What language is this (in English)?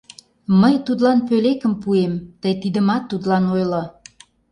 Mari